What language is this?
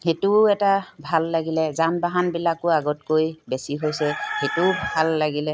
Assamese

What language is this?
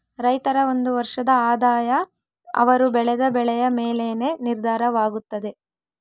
Kannada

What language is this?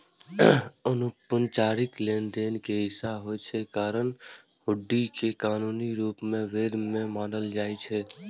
Maithili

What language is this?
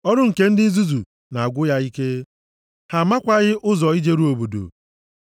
Igbo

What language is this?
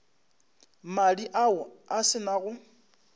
Northern Sotho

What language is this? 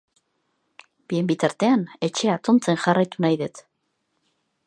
Basque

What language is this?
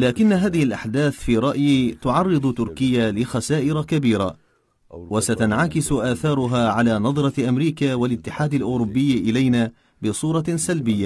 Arabic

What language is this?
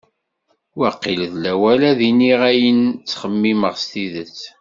Kabyle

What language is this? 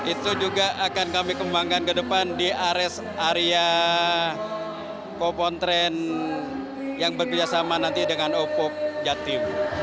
Indonesian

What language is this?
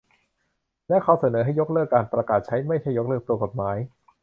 Thai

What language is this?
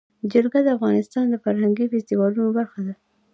Pashto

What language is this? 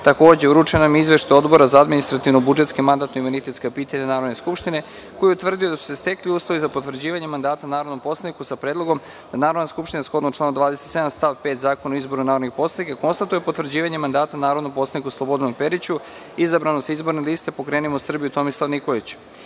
Serbian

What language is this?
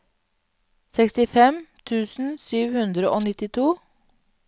Norwegian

